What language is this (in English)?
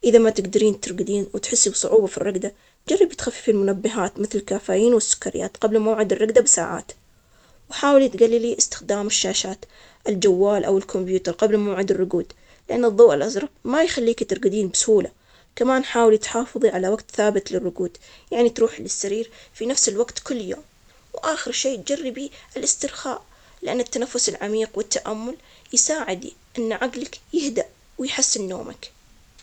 Omani Arabic